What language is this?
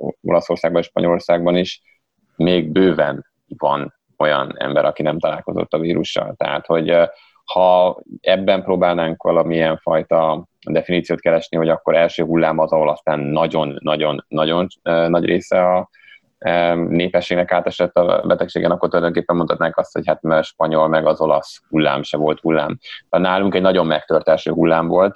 Hungarian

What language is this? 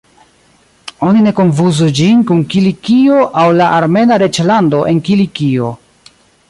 Esperanto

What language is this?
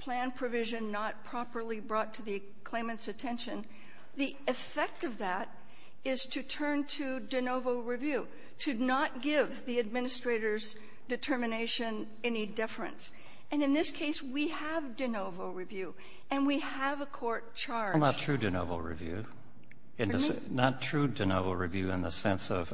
English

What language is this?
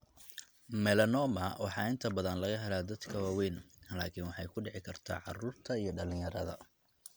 Somali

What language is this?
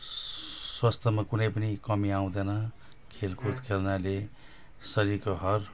Nepali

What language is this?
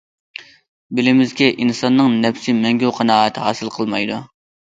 Uyghur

